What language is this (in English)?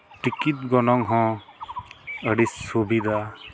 Santali